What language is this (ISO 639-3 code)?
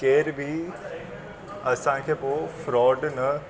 snd